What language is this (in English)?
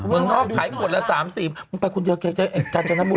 Thai